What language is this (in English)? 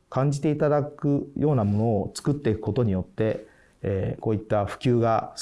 Japanese